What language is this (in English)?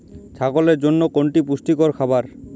Bangla